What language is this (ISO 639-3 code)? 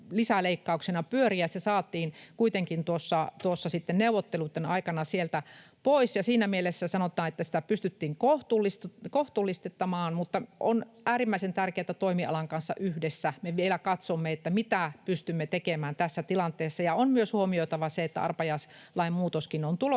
fin